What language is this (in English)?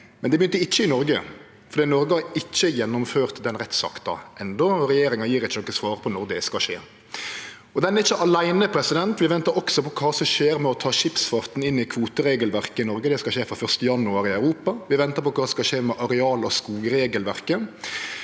Norwegian